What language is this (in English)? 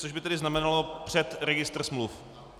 Czech